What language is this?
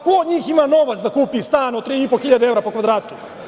Serbian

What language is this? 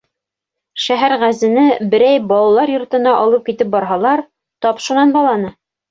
Bashkir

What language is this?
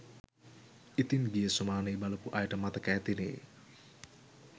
Sinhala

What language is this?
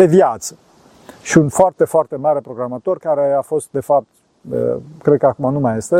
Romanian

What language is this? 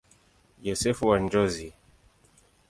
Swahili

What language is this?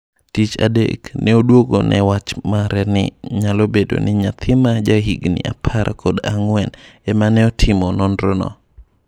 Luo (Kenya and Tanzania)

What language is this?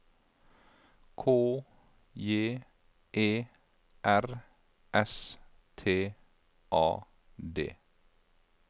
Norwegian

